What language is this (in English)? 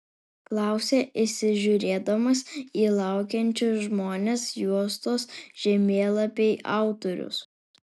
Lithuanian